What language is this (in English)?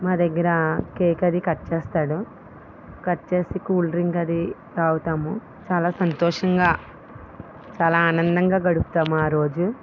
Telugu